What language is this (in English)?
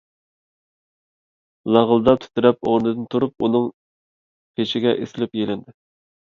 Uyghur